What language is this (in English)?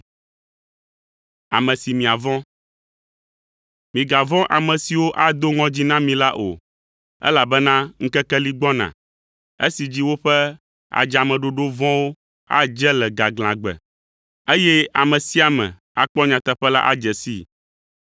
Ewe